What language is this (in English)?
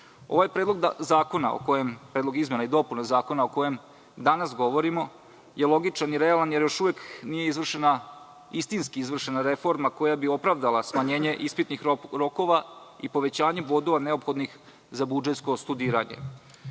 Serbian